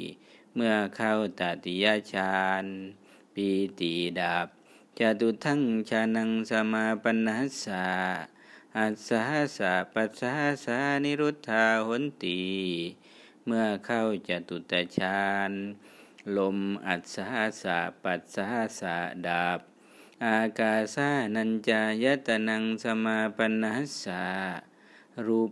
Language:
Thai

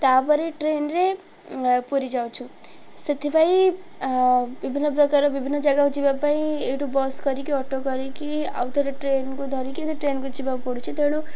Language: Odia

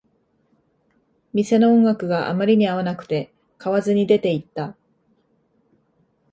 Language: Japanese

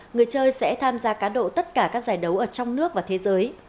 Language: Vietnamese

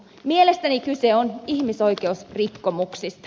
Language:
Finnish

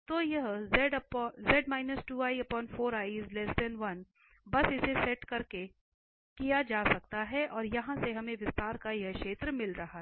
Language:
Hindi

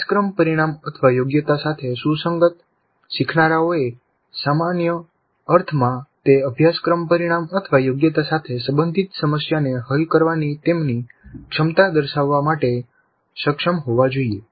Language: Gujarati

